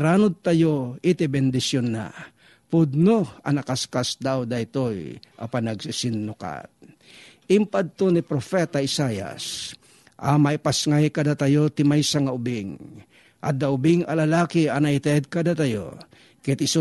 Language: Filipino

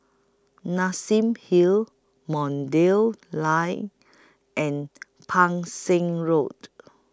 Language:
English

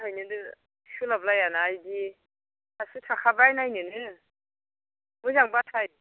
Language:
Bodo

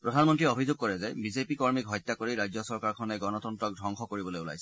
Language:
Assamese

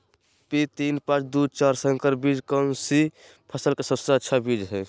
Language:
Magahi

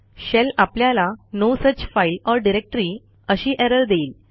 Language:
Marathi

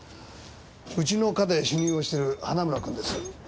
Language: Japanese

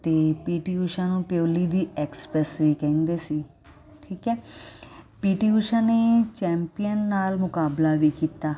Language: Punjabi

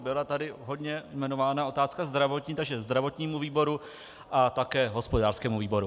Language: Czech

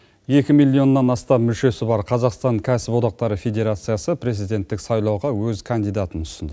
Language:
Kazakh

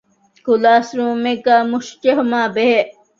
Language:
Divehi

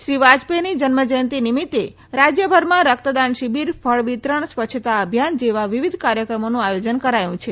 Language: Gujarati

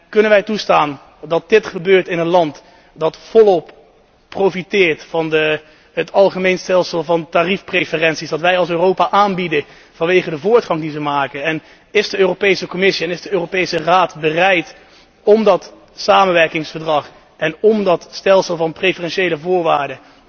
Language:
Dutch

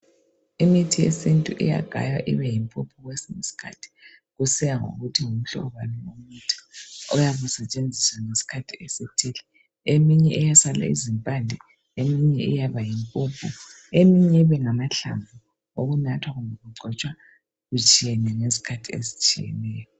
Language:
North Ndebele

